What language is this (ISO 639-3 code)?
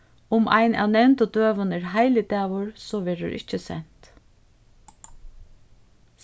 fao